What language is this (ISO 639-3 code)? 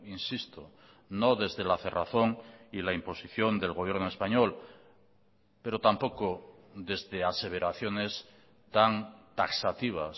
spa